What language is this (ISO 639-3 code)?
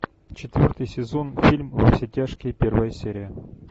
rus